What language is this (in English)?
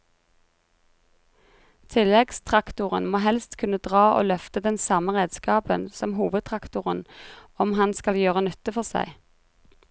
Norwegian